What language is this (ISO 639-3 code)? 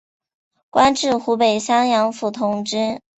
zho